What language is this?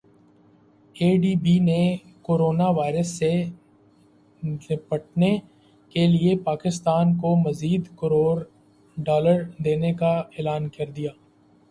Urdu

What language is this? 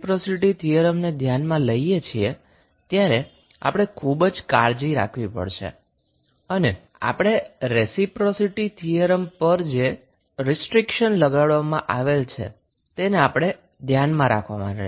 Gujarati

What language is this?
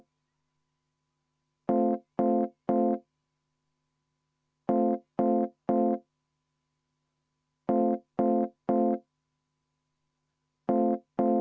Estonian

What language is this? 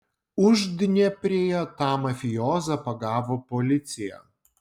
Lithuanian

